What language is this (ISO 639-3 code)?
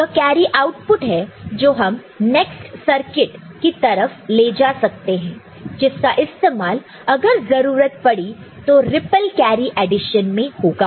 hin